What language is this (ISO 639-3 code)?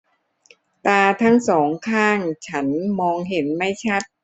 tha